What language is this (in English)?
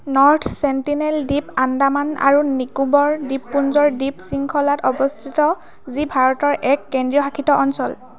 Assamese